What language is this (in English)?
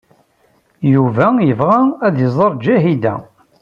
Kabyle